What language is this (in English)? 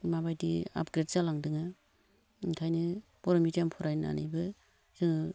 Bodo